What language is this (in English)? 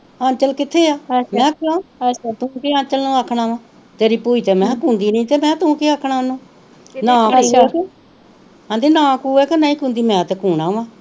Punjabi